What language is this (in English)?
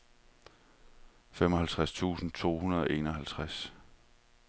Danish